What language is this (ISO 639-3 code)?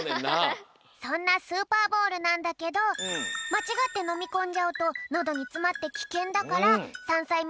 jpn